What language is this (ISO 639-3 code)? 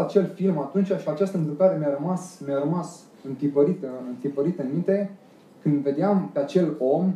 ron